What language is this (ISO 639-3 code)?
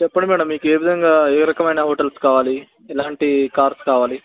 tel